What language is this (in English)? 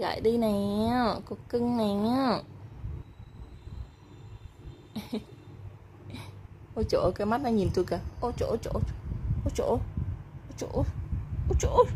Vietnamese